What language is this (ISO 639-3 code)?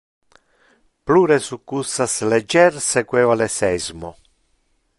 ina